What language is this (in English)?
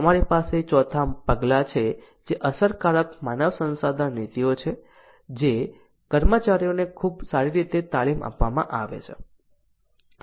Gujarati